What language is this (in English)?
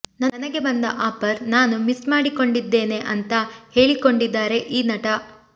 Kannada